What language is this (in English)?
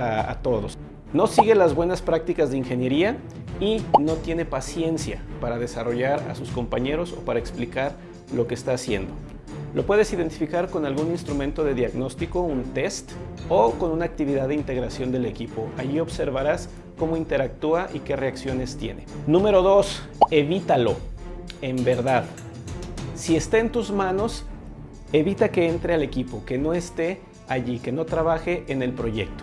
Spanish